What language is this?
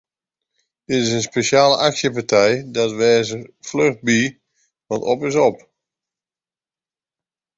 Western Frisian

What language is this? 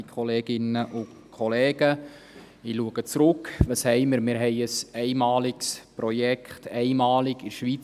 Swiss German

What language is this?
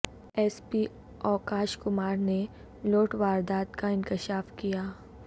Urdu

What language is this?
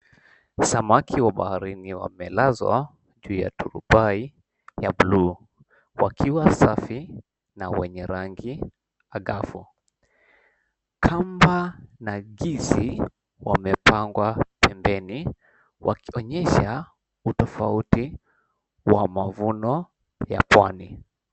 Swahili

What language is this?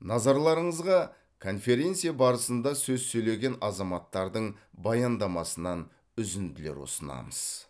Kazakh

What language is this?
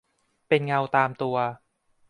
Thai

